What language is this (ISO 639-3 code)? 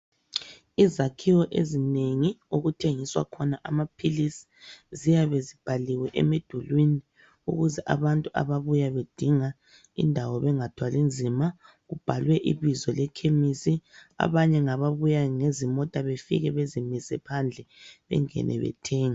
nde